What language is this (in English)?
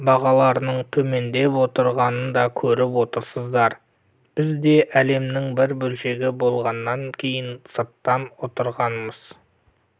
Kazakh